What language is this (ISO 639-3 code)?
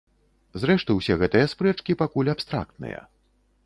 bel